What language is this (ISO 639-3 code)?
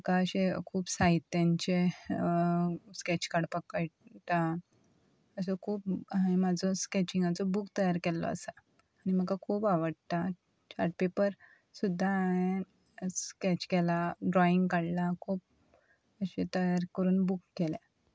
kok